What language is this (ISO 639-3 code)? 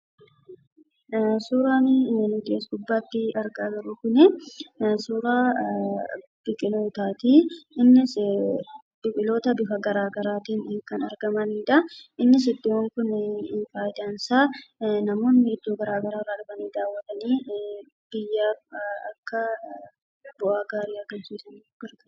orm